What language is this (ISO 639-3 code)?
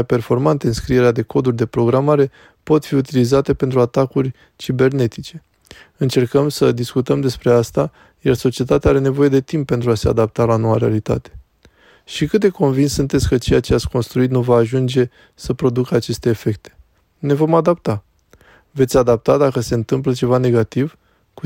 ron